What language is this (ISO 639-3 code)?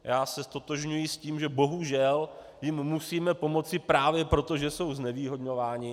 ces